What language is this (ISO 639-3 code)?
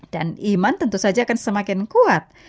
ind